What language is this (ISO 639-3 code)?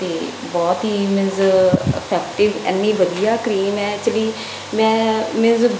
pan